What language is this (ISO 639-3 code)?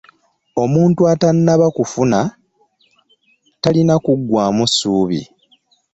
lug